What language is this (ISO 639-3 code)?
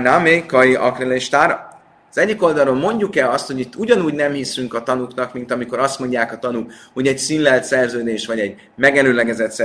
hun